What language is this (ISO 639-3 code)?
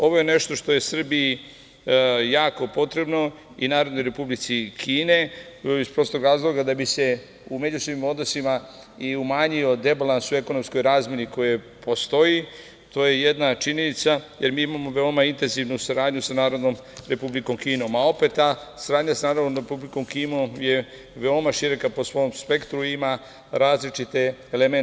srp